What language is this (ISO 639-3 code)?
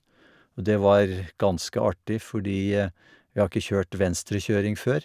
nor